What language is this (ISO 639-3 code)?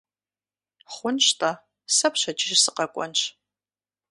kbd